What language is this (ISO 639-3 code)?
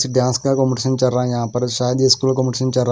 hin